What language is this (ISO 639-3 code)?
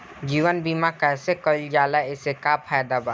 bho